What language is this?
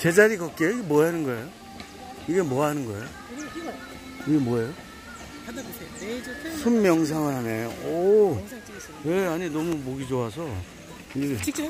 Korean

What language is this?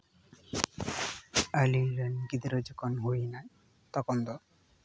Santali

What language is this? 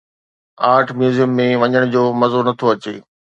Sindhi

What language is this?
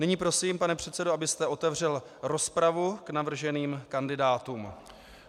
Czech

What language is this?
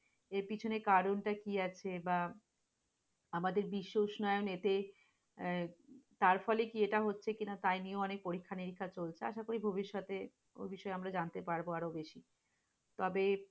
Bangla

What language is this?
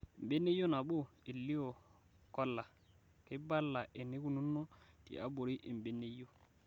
Masai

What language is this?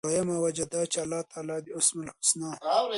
Pashto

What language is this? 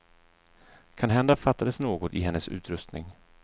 Swedish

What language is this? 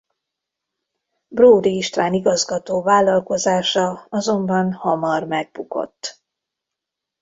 Hungarian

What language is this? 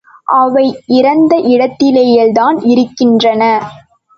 Tamil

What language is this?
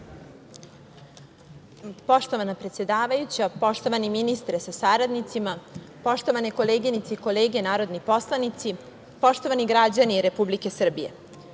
Serbian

